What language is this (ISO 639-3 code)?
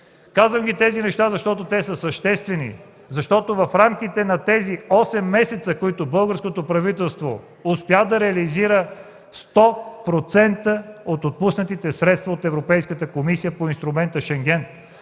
bul